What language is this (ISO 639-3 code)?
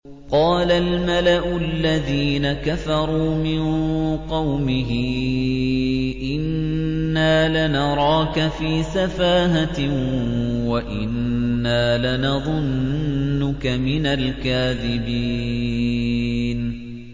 ara